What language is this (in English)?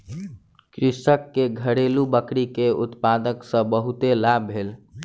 Maithili